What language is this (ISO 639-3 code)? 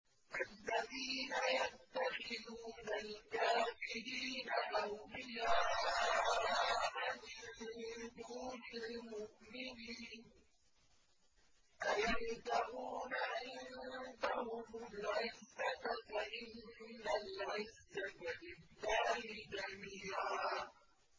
ara